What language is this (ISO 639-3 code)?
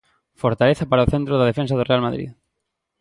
glg